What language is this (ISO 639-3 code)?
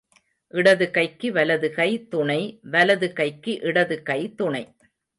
tam